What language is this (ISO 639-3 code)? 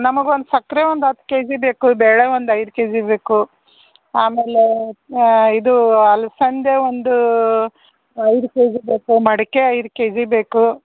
kan